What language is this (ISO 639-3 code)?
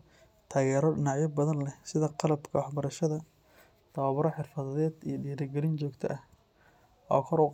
som